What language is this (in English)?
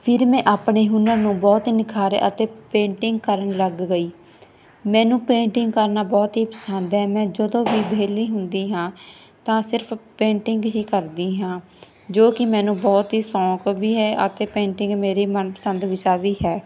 Punjabi